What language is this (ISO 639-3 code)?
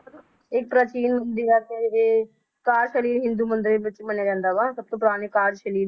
pan